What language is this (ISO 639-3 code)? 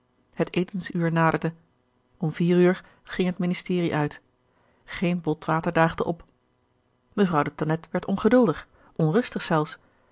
nld